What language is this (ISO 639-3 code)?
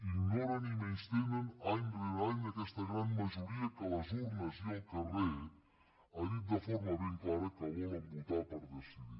cat